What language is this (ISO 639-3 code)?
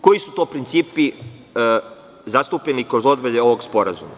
srp